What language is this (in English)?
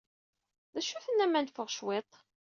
Kabyle